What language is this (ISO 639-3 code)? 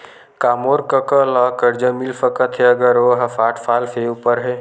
hne